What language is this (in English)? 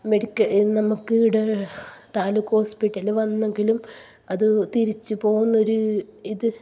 Malayalam